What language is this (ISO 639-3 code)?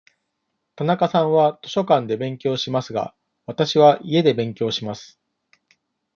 jpn